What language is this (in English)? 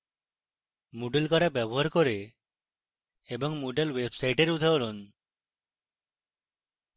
Bangla